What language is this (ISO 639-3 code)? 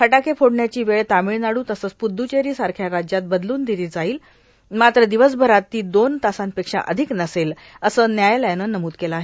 mar